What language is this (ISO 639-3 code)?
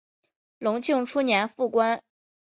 zho